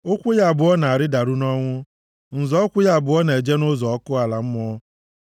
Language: Igbo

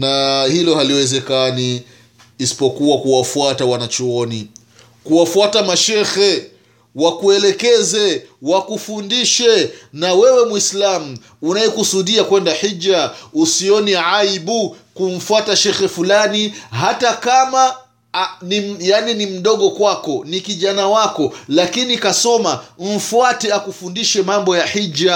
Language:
Swahili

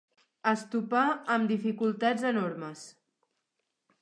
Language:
Catalan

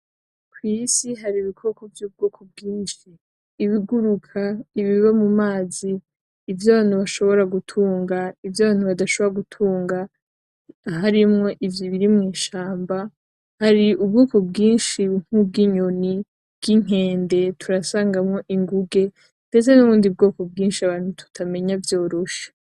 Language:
Rundi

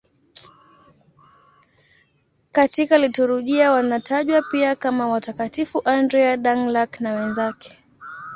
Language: Swahili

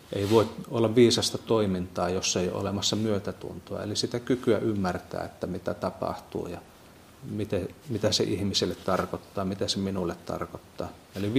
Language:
Finnish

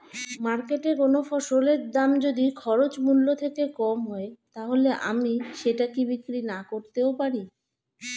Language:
Bangla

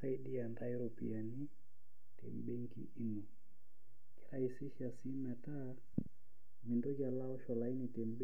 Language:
Masai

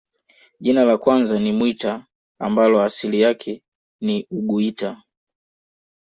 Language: Swahili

